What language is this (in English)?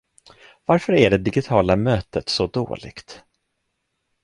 Swedish